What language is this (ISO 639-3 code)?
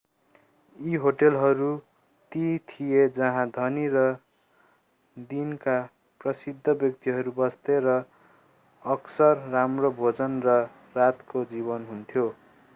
nep